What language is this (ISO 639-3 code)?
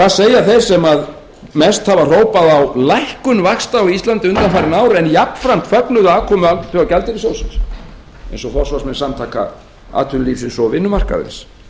isl